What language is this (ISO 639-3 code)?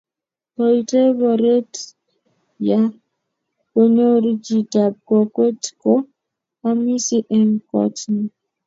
kln